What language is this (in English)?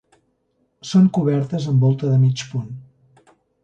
Catalan